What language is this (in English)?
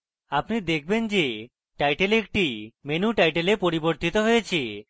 Bangla